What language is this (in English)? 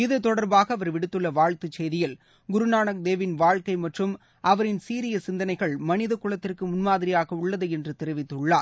Tamil